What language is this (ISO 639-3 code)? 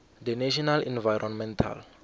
nbl